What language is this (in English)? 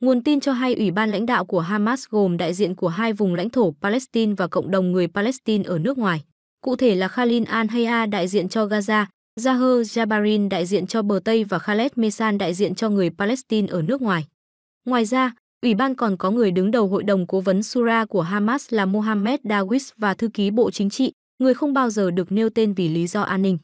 Vietnamese